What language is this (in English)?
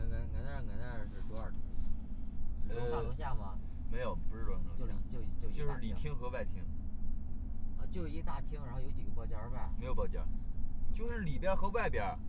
Chinese